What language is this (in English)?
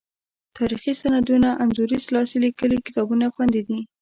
Pashto